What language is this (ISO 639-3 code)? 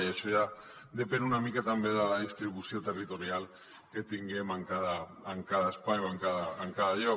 cat